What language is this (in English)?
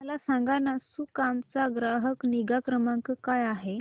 Marathi